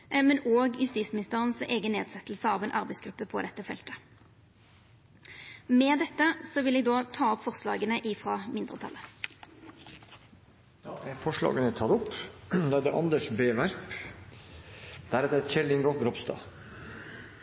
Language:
Norwegian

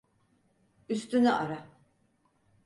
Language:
Turkish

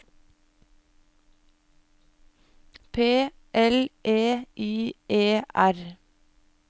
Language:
Norwegian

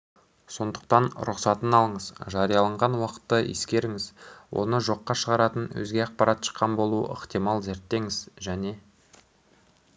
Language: Kazakh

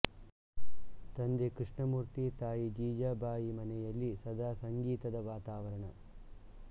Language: Kannada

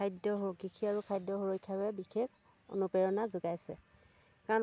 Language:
Assamese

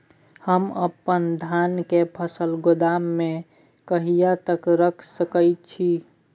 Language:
Maithili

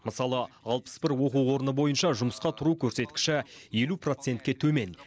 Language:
Kazakh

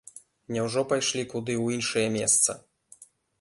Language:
Belarusian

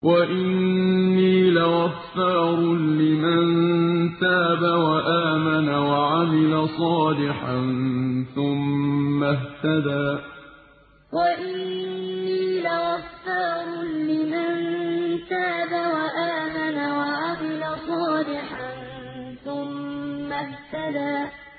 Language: Arabic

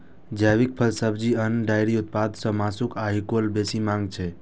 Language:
Maithili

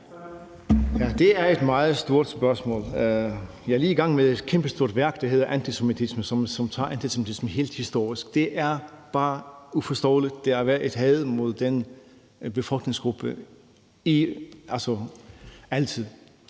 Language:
Danish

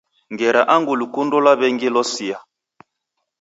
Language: Taita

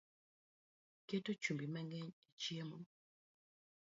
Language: Luo (Kenya and Tanzania)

